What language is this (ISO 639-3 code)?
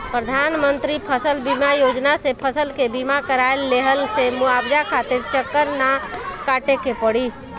bho